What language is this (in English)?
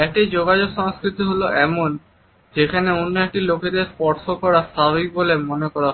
Bangla